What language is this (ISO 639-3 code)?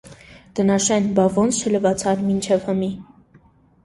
hye